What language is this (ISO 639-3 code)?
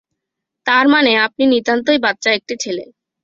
ben